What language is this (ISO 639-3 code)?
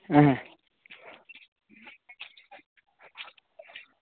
doi